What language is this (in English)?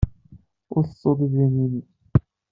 Kabyle